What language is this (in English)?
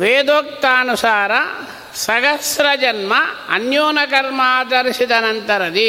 Kannada